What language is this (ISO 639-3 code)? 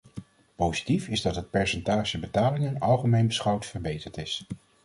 nld